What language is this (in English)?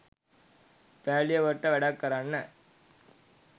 Sinhala